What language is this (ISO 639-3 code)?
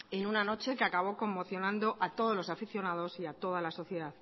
spa